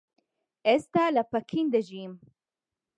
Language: Central Kurdish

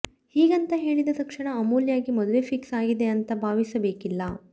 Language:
Kannada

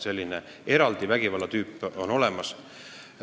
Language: Estonian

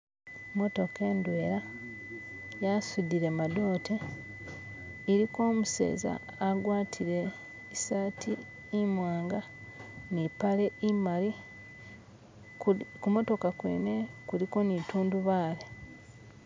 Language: Masaaba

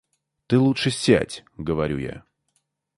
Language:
Russian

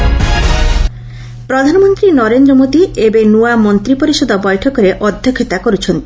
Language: Odia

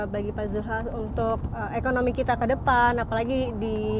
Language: Indonesian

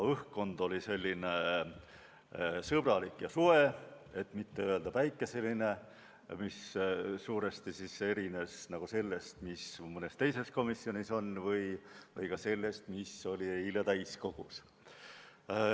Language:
Estonian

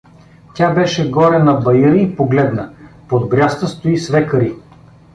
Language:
Bulgarian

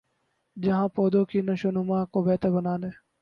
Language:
Urdu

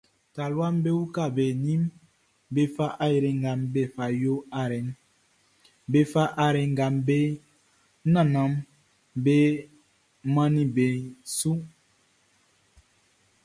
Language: Baoulé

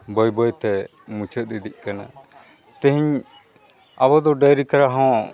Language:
Santali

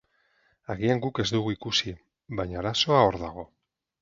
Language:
Basque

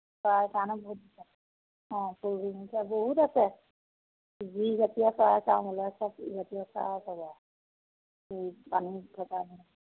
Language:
Assamese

